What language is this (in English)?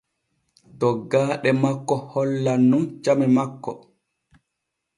Borgu Fulfulde